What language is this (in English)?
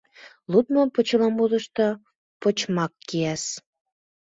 Mari